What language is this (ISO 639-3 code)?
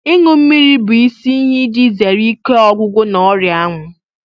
ibo